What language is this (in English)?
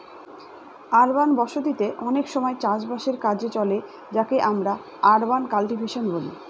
Bangla